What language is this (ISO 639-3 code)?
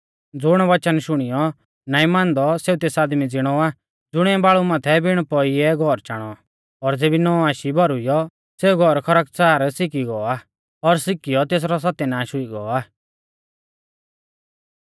bfz